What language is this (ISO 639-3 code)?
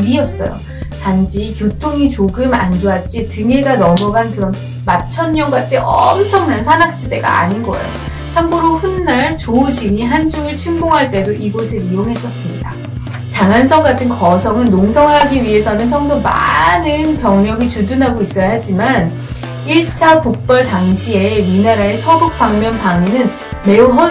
kor